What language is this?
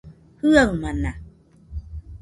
Nüpode Huitoto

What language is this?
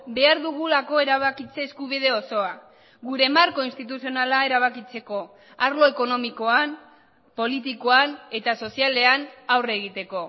Basque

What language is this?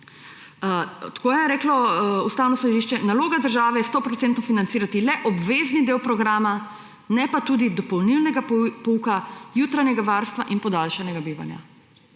Slovenian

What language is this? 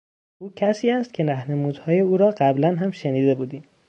Persian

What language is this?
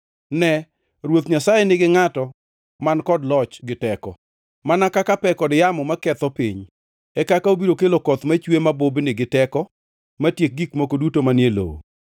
Luo (Kenya and Tanzania)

